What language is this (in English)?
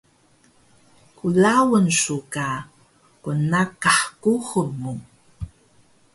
Taroko